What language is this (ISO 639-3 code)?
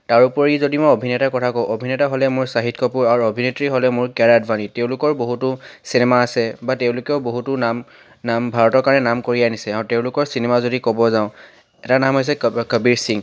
asm